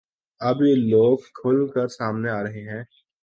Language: Urdu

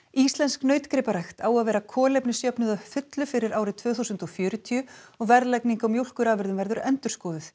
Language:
Icelandic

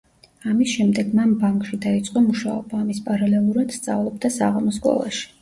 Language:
Georgian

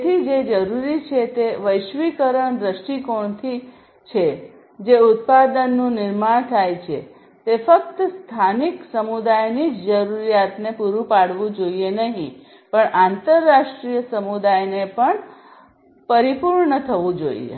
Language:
Gujarati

